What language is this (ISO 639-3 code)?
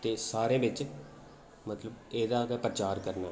doi